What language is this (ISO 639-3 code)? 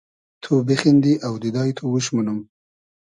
haz